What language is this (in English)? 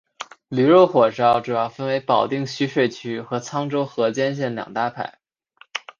Chinese